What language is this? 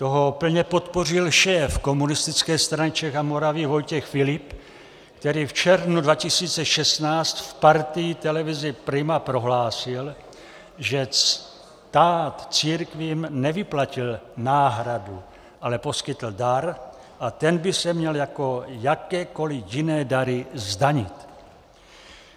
Czech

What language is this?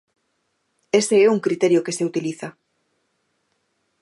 Galician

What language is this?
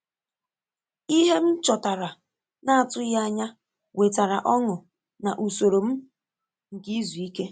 Igbo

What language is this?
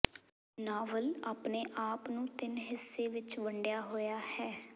Punjabi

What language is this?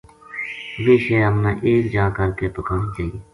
Gujari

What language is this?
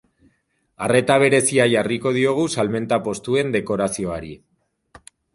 Basque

